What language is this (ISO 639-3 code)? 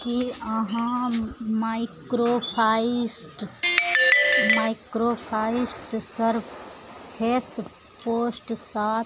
mai